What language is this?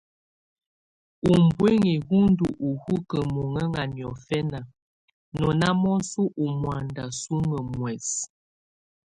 Tunen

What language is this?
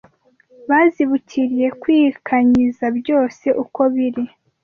Kinyarwanda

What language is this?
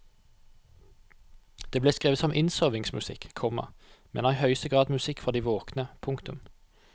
Norwegian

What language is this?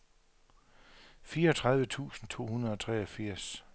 Danish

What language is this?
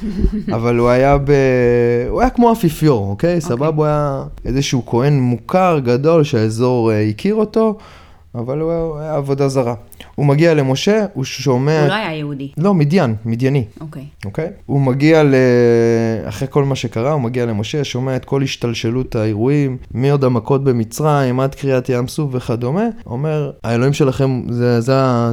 Hebrew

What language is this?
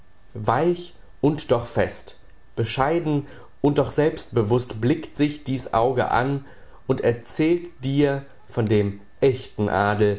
German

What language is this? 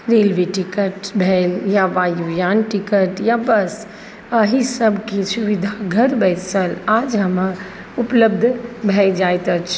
Maithili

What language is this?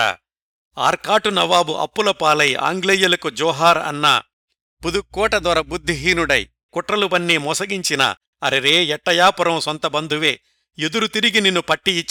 Telugu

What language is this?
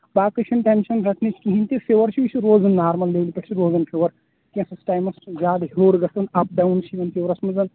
Kashmiri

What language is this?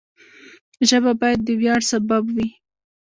Pashto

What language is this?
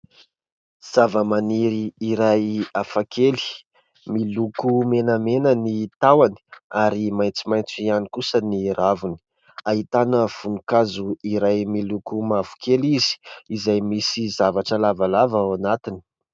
Malagasy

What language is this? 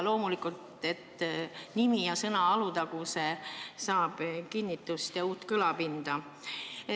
Estonian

